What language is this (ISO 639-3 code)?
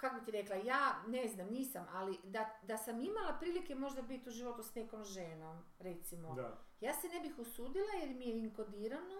hrv